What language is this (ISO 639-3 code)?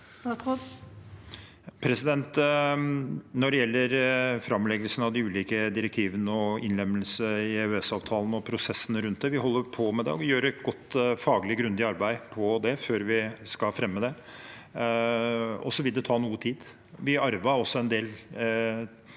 nor